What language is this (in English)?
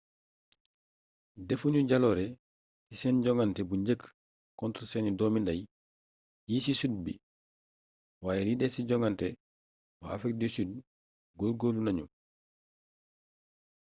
Wolof